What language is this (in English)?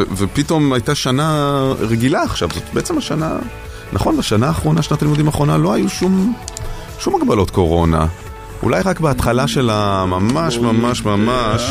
Hebrew